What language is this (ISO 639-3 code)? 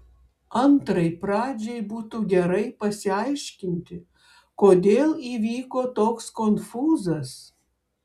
lit